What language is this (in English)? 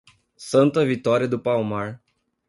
Portuguese